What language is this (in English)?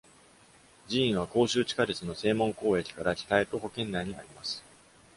Japanese